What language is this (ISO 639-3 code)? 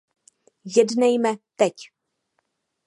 ces